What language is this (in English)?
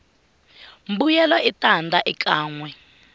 Tsonga